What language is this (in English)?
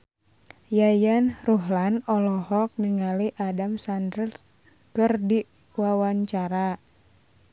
Sundanese